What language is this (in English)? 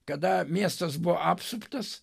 Lithuanian